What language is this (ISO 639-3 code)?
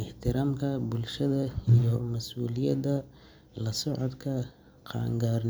som